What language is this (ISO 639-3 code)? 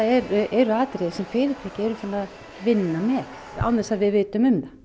isl